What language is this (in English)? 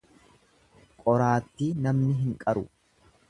Oromo